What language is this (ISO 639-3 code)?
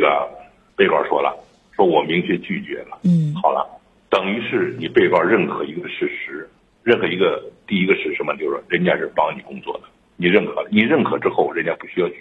zho